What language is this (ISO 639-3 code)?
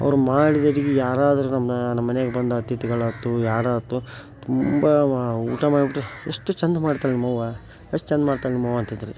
kan